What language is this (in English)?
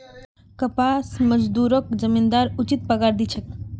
Magahi